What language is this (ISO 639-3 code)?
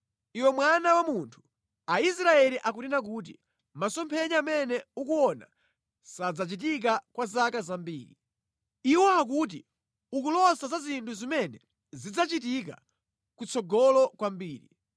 nya